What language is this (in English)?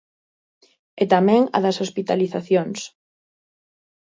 Galician